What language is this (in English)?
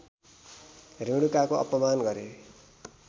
Nepali